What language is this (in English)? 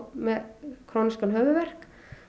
Icelandic